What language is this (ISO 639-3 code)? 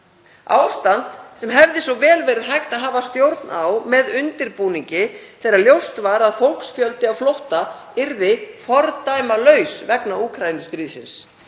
isl